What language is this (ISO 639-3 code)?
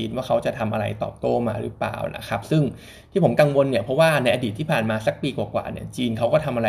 tha